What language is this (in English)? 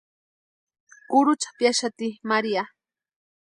Western Highland Purepecha